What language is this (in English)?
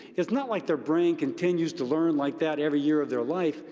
English